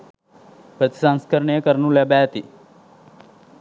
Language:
Sinhala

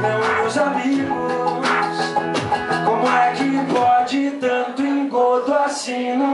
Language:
Indonesian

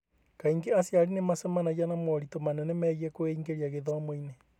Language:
Kikuyu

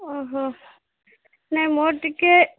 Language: Odia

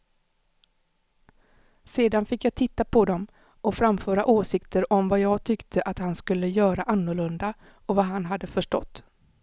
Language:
Swedish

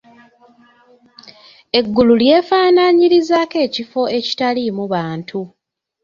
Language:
Ganda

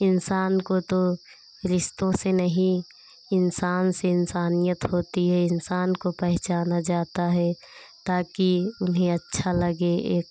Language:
Hindi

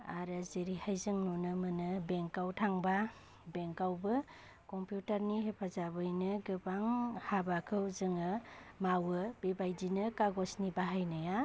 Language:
Bodo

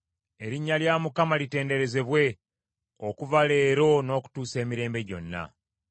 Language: Ganda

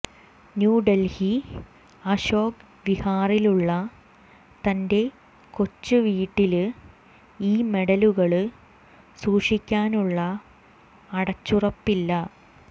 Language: Malayalam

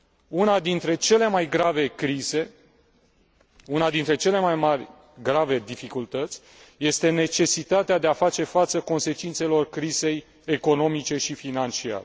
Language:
Romanian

